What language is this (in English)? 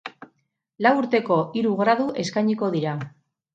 Basque